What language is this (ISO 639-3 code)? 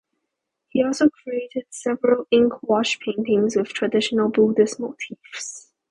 eng